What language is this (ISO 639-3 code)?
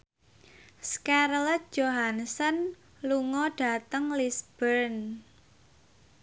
jav